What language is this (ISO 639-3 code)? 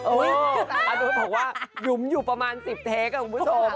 tha